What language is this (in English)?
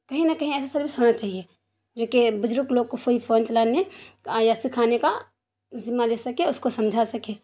Urdu